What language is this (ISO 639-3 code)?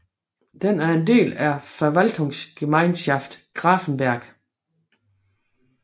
dan